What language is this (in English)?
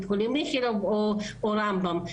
Hebrew